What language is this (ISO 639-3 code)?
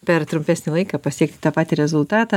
lit